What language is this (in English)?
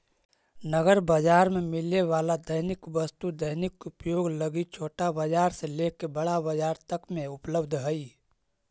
Magahi